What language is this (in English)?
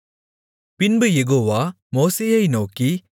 Tamil